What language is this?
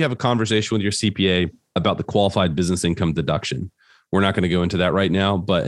English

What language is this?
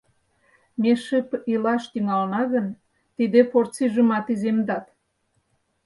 Mari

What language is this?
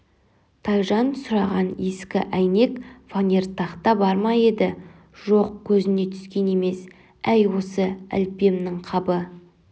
Kazakh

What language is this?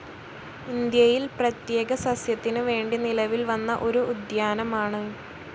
Malayalam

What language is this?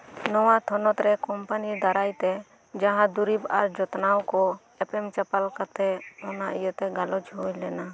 Santali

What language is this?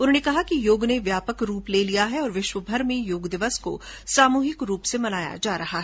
Hindi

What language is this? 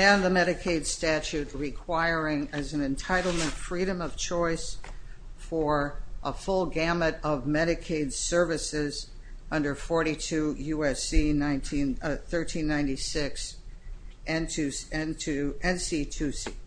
English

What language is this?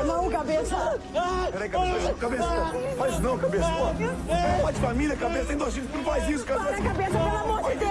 Portuguese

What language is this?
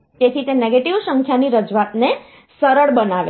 Gujarati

